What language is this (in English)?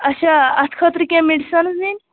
Kashmiri